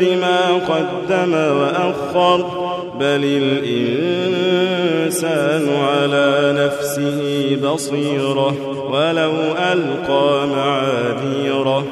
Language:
Arabic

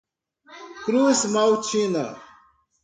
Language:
Portuguese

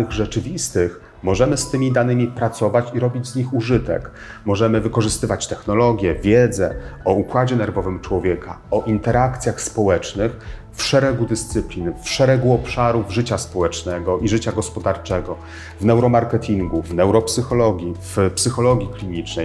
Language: Polish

